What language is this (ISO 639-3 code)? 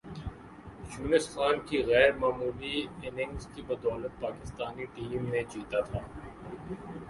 urd